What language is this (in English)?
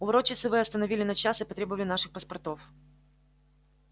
Russian